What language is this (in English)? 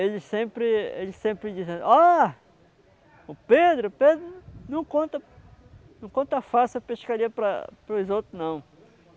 Portuguese